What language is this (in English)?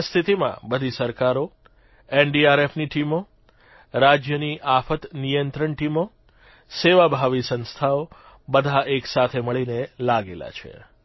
Gujarati